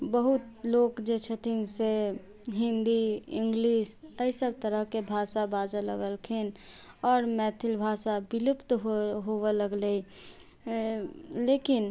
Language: Maithili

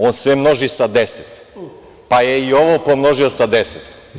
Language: Serbian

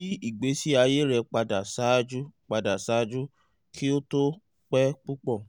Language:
Yoruba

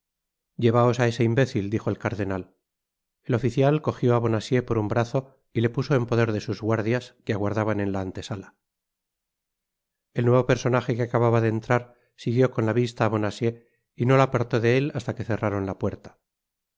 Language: Spanish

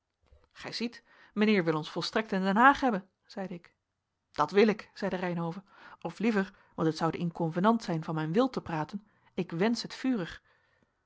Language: Dutch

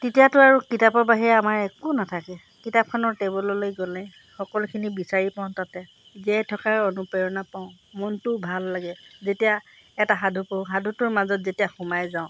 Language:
Assamese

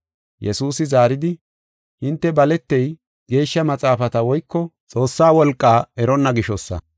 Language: Gofa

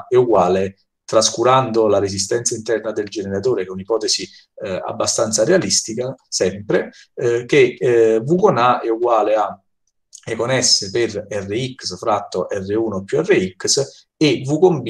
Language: Italian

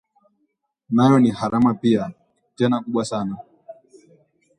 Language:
Swahili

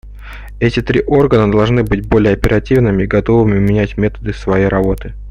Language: Russian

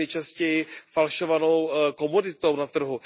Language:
Czech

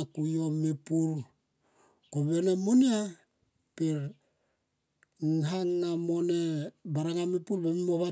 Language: Tomoip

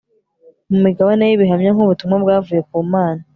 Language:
Kinyarwanda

